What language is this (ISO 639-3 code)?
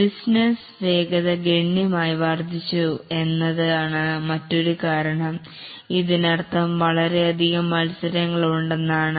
mal